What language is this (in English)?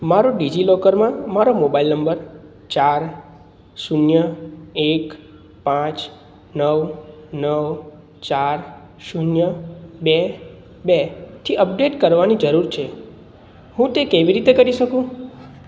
Gujarati